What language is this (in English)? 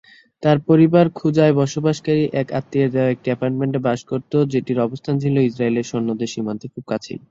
Bangla